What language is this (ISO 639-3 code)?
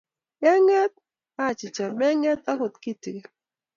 kln